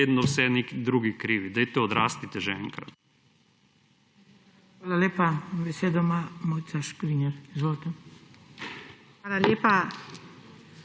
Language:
Slovenian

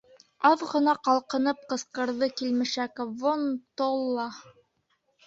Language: Bashkir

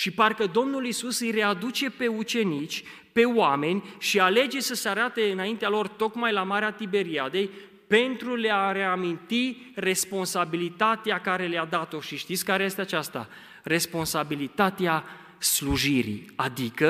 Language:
Romanian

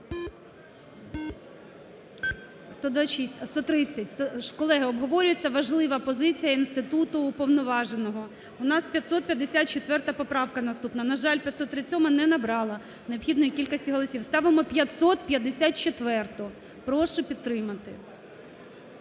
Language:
Ukrainian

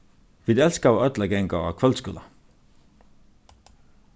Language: Faroese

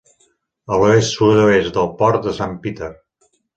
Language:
Catalan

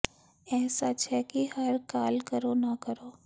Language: Punjabi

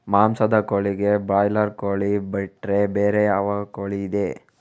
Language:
Kannada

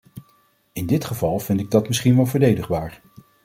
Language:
Dutch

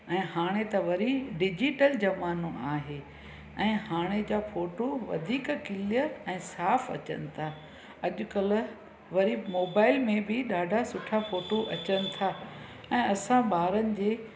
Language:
Sindhi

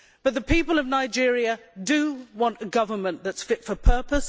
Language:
English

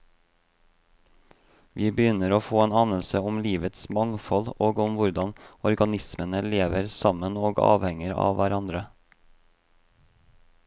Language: Norwegian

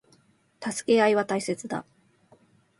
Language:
Japanese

